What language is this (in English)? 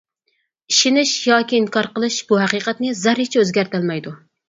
Uyghur